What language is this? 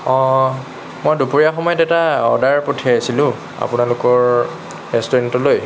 Assamese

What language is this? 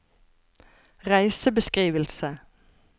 Norwegian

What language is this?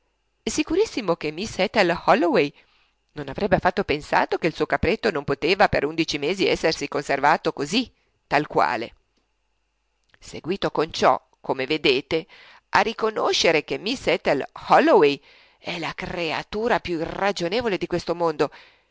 Italian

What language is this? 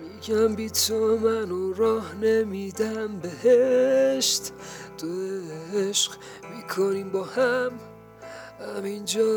Persian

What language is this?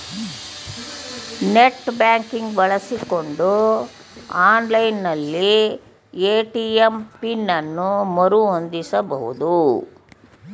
Kannada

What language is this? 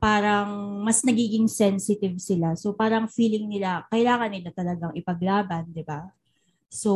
Filipino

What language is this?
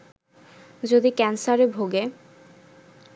Bangla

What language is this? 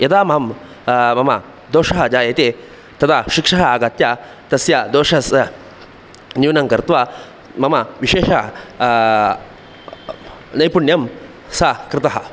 Sanskrit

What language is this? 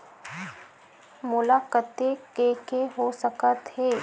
Chhattisgarhi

